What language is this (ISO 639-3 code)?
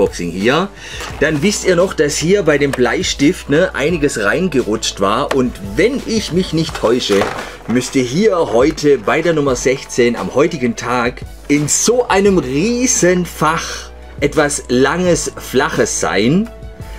deu